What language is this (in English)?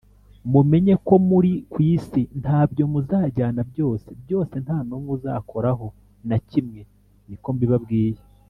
Kinyarwanda